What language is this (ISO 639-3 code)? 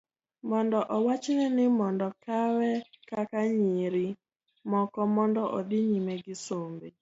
luo